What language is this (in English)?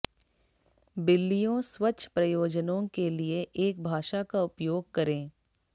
Hindi